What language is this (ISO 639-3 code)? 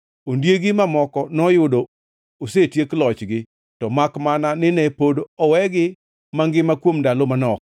luo